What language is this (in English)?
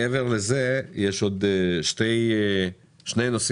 Hebrew